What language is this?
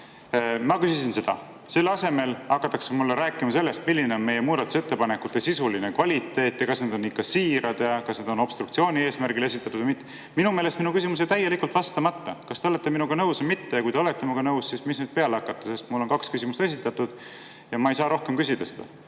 Estonian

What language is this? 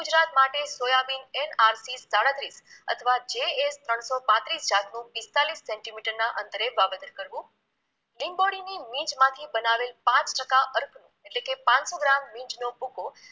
Gujarati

